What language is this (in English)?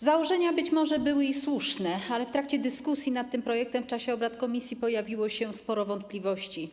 Polish